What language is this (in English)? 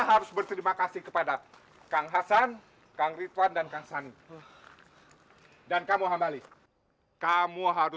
Indonesian